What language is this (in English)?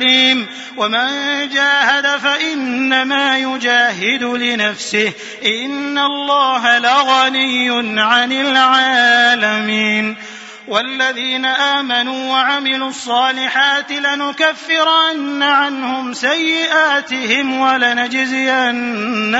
Arabic